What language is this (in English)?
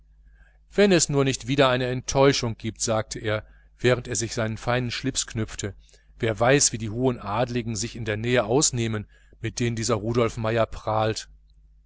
German